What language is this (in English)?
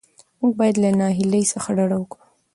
Pashto